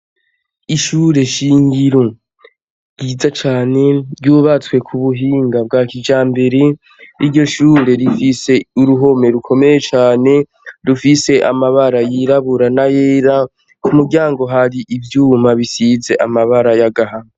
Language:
Rundi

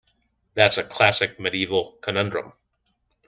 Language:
English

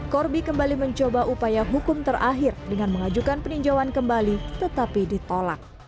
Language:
Indonesian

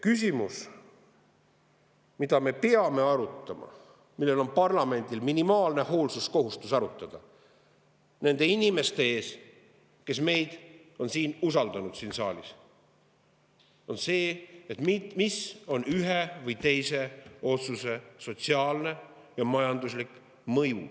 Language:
Estonian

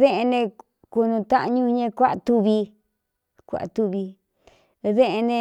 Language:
Cuyamecalco Mixtec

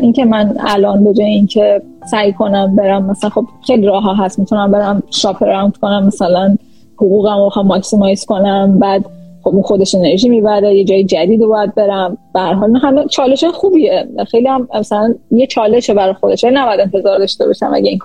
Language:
Persian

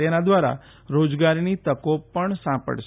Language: Gujarati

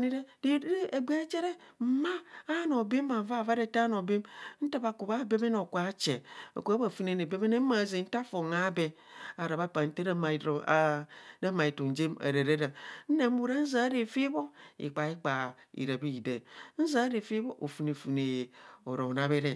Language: Kohumono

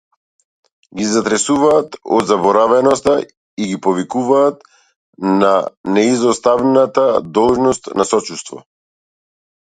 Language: Macedonian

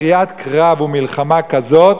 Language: Hebrew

